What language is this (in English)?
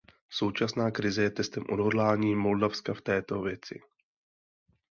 Czech